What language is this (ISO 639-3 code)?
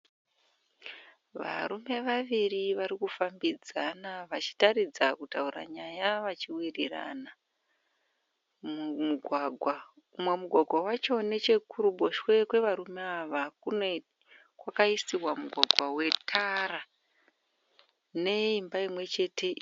sna